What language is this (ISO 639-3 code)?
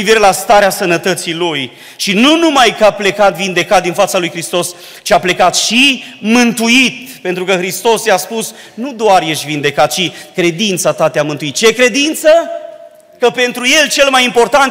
ron